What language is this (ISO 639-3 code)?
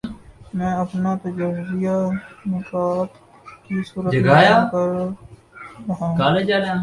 urd